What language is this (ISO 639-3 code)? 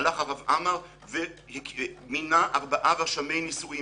heb